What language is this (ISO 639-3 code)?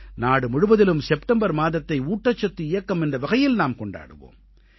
tam